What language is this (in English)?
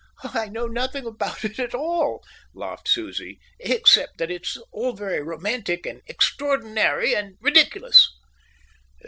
English